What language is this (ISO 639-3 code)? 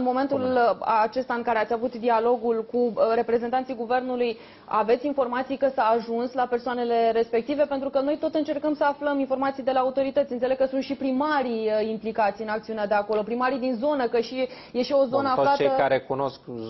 ron